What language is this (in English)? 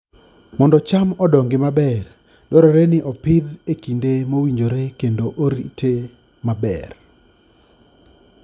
Luo (Kenya and Tanzania)